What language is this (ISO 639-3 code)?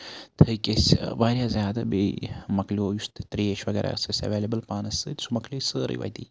kas